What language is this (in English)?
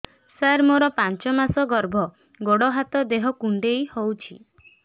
Odia